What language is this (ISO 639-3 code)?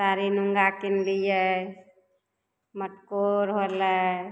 mai